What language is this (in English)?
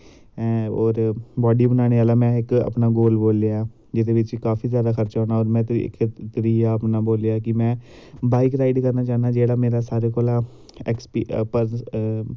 Dogri